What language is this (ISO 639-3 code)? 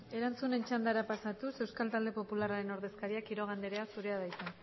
eus